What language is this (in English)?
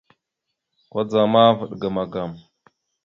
Mada (Cameroon)